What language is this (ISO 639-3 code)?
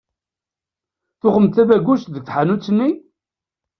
kab